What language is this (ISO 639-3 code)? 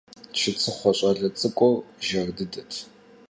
kbd